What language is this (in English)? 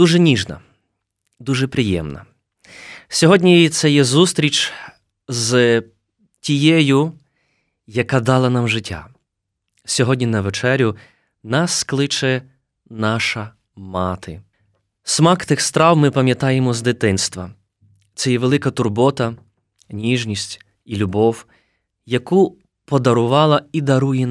Ukrainian